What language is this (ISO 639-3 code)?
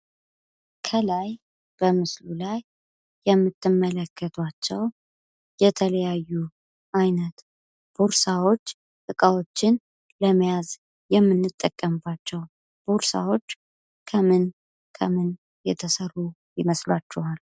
amh